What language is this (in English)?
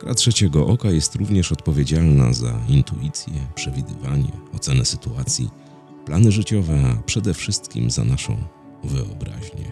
Polish